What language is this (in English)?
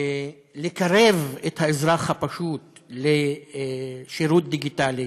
Hebrew